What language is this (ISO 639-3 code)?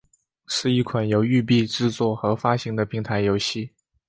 zho